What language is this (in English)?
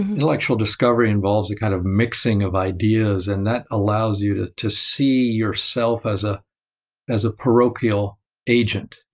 English